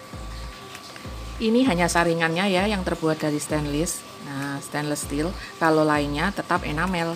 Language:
Indonesian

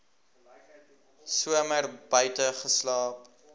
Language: Afrikaans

